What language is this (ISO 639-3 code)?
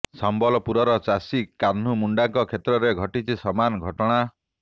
ori